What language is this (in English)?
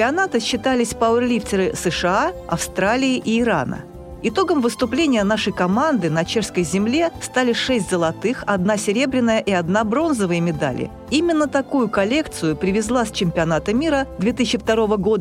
Russian